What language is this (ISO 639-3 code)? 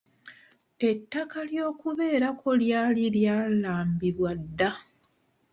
lug